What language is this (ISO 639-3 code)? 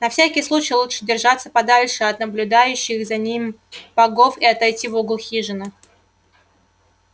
rus